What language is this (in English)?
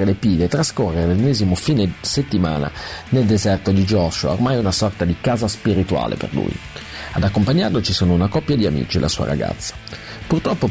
Italian